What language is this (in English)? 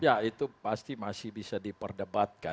Indonesian